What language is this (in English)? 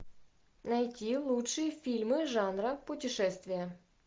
Russian